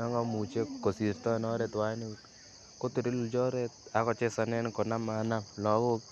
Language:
Kalenjin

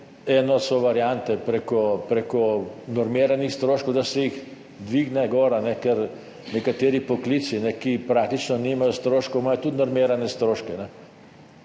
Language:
Slovenian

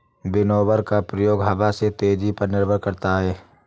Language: Hindi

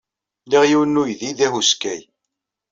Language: Kabyle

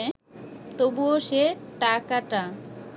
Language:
Bangla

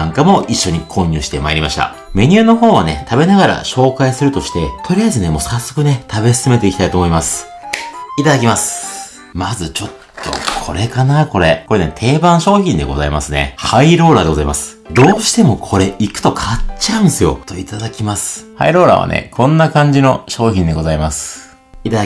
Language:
Japanese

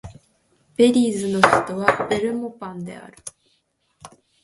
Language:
Japanese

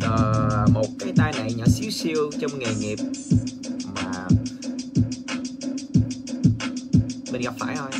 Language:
Vietnamese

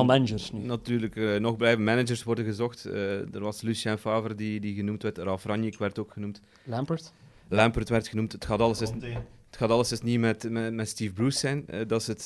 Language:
Dutch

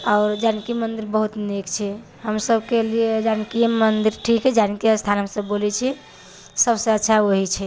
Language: Maithili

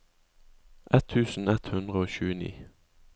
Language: Norwegian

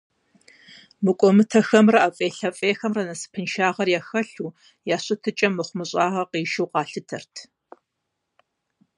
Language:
Kabardian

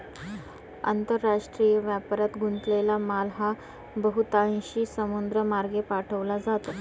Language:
Marathi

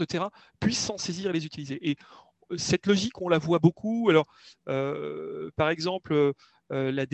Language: French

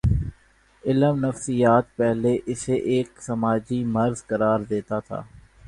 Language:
Urdu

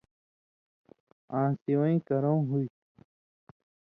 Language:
Indus Kohistani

